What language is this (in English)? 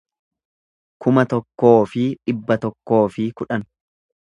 Oromo